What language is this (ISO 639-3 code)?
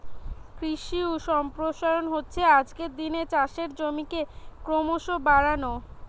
ben